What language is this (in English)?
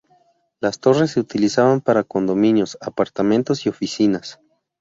Spanish